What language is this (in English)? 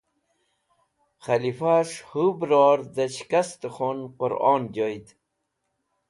Wakhi